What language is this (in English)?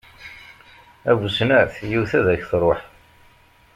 Kabyle